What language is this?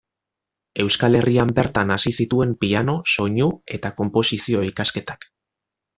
Basque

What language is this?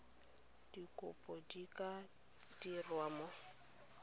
Tswana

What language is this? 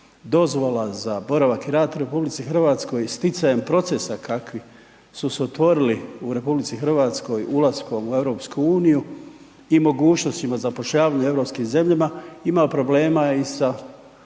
Croatian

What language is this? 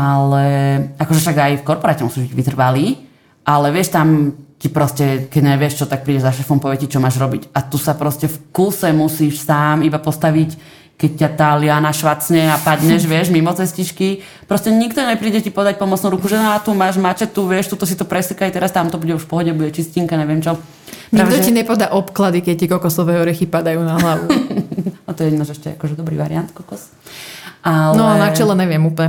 Slovak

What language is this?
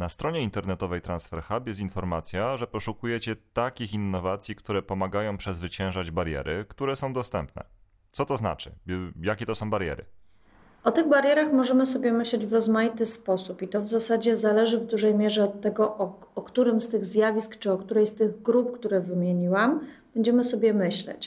Polish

